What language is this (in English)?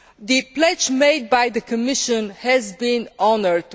English